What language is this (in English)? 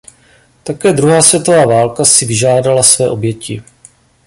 Czech